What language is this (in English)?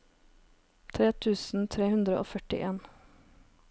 Norwegian